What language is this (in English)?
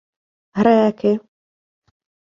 Ukrainian